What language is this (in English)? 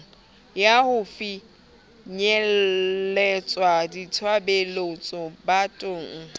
Southern Sotho